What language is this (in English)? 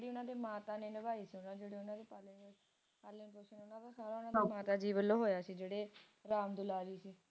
Punjabi